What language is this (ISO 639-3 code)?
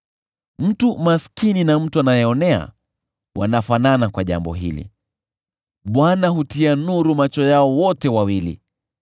swa